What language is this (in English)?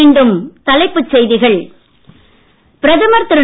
Tamil